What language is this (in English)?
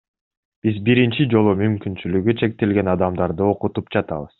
Kyrgyz